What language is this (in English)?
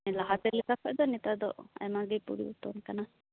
Santali